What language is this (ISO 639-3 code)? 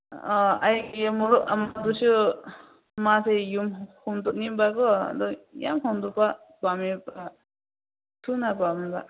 mni